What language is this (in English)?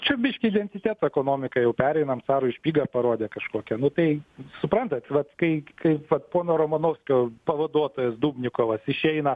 Lithuanian